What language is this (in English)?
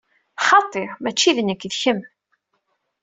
Kabyle